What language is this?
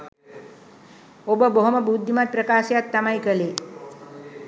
Sinhala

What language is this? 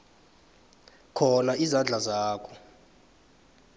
South Ndebele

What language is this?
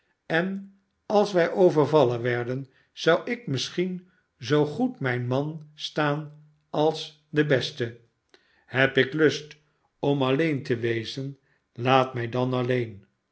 Dutch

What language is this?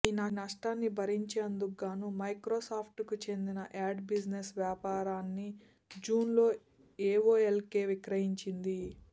Telugu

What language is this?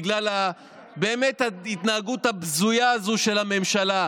Hebrew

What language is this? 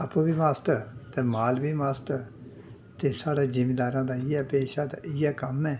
Dogri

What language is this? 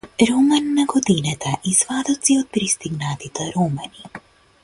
Macedonian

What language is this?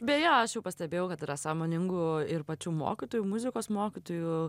Lithuanian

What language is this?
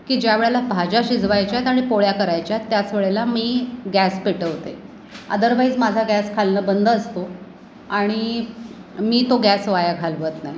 Marathi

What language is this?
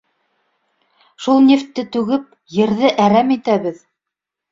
Bashkir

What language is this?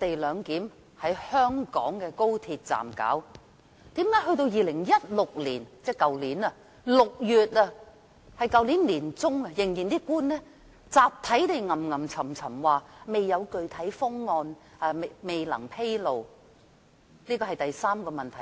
Cantonese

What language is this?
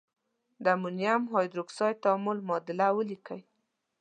Pashto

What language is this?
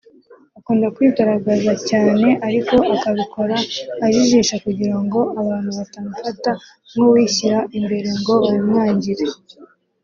Kinyarwanda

